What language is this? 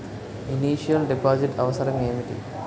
Telugu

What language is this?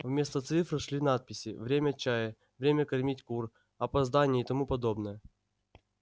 Russian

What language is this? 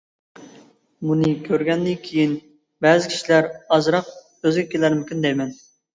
Uyghur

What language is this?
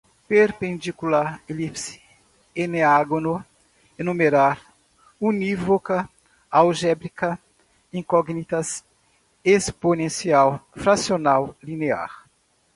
Portuguese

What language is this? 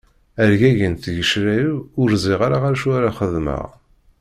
Kabyle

